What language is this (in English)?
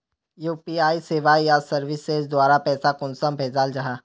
Magahi